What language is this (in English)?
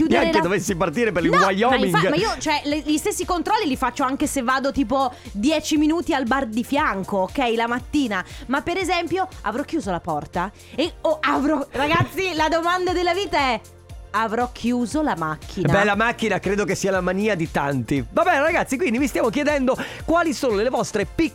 Italian